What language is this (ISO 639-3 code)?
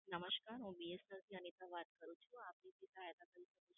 guj